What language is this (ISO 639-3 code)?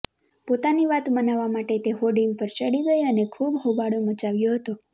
guj